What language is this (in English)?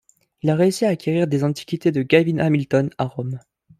French